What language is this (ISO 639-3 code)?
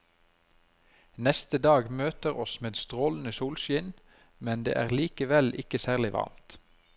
nor